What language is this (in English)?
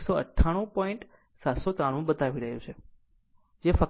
Gujarati